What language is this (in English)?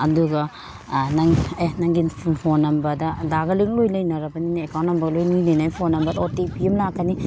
Manipuri